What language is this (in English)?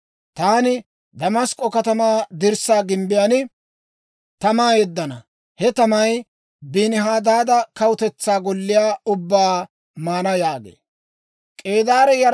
Dawro